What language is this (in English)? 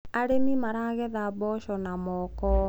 Kikuyu